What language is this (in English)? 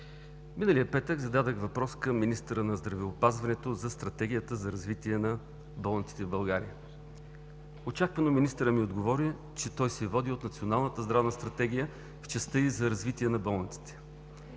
Bulgarian